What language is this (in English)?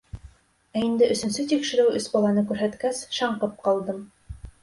Bashkir